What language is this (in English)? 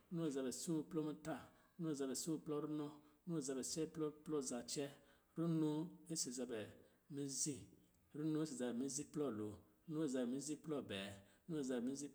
Lijili